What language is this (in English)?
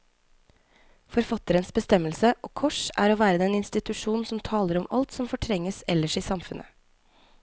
Norwegian